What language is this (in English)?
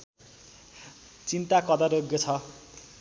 Nepali